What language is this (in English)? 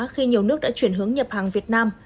Vietnamese